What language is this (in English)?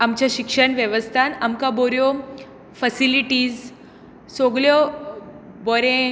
Konkani